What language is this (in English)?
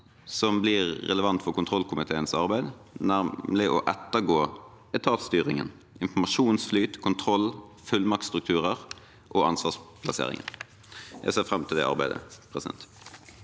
Norwegian